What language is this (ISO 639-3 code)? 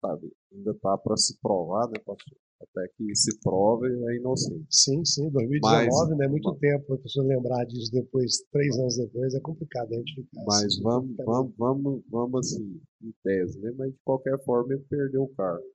por